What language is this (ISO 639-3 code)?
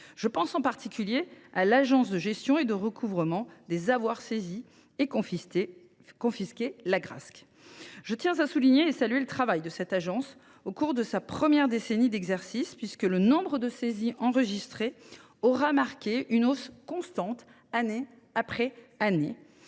fra